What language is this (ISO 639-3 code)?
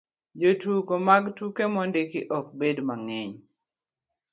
luo